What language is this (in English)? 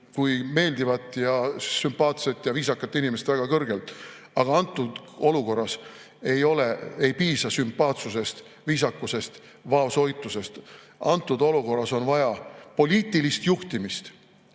Estonian